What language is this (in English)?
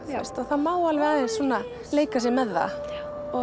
Icelandic